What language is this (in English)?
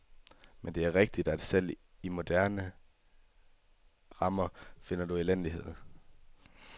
Danish